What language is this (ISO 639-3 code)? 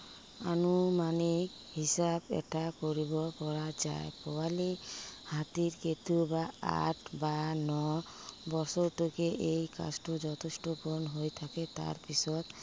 asm